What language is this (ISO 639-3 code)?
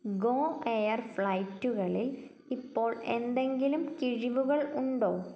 mal